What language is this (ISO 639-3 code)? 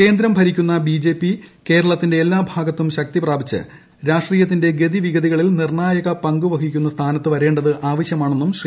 mal